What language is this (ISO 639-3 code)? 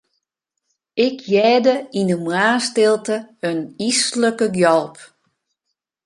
fry